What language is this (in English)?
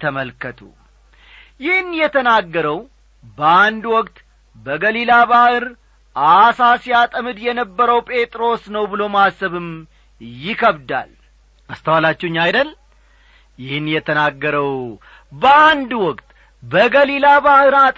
Amharic